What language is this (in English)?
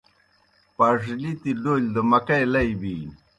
Kohistani Shina